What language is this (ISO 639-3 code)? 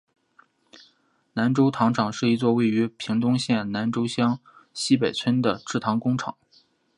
zho